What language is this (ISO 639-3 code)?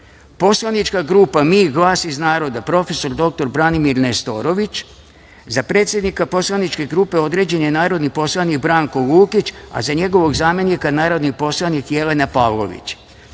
srp